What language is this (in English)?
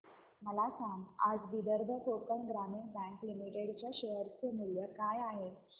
Marathi